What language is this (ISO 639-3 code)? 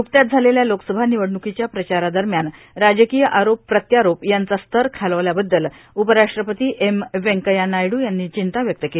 mar